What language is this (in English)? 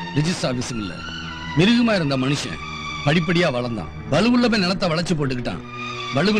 Tamil